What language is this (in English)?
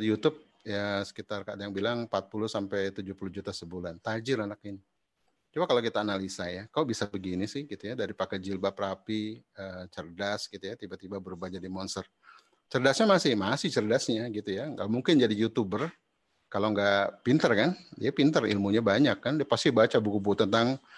Indonesian